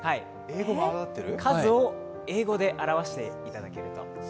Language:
Japanese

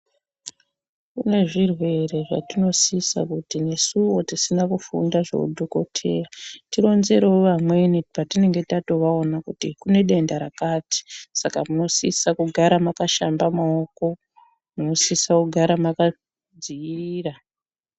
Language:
Ndau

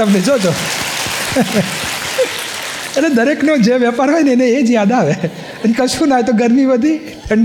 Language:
Gujarati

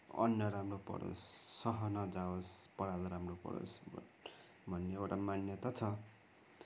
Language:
Nepali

